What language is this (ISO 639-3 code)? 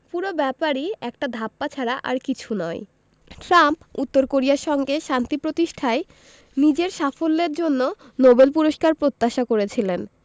ben